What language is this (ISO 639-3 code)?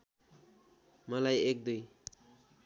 nep